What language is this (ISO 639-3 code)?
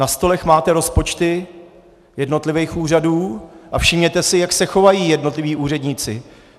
ces